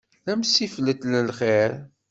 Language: Kabyle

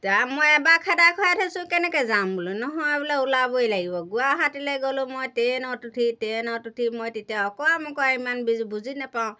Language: Assamese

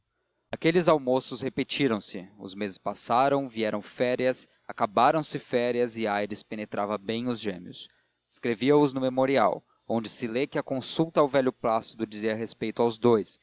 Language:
Portuguese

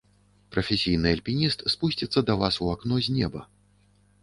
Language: Belarusian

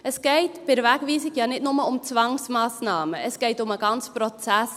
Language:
Swiss German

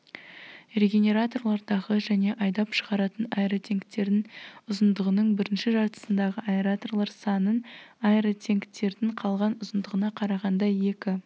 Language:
Kazakh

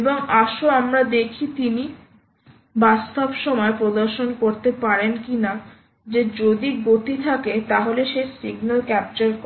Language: Bangla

